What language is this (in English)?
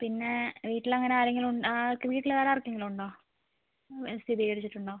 Malayalam